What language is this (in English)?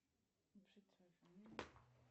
Russian